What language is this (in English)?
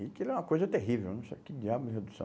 Portuguese